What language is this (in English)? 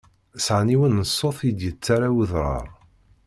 Kabyle